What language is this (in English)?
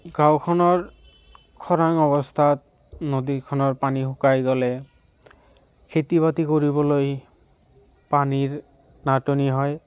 Assamese